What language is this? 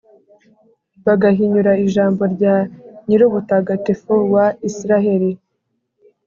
Kinyarwanda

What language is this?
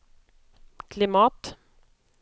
Swedish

